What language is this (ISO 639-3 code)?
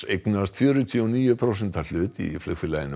isl